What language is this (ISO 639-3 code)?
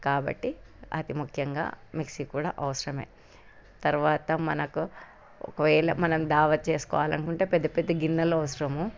tel